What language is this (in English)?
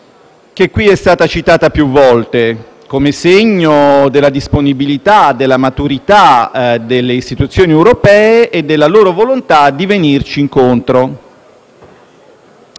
Italian